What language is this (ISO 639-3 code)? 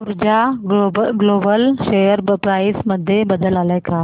mar